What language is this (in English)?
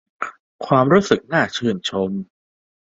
Thai